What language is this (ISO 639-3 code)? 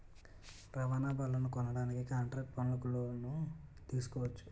tel